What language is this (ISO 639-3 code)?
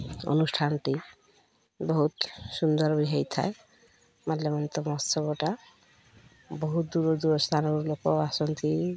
ori